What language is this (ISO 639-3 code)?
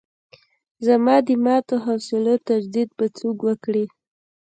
pus